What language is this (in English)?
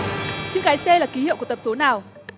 Vietnamese